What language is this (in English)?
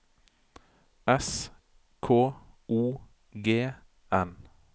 Norwegian